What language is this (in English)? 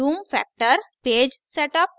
Hindi